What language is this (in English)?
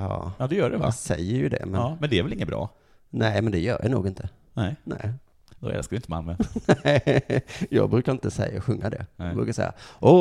Swedish